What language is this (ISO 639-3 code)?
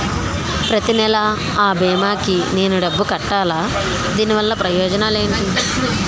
tel